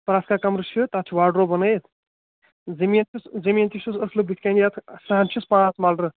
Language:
Kashmiri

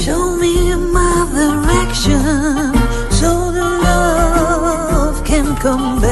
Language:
Polish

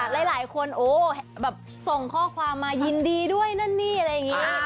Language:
Thai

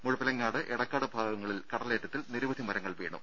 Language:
Malayalam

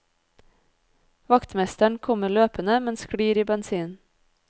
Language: Norwegian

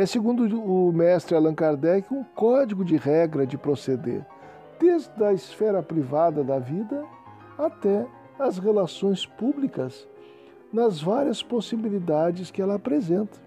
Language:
Portuguese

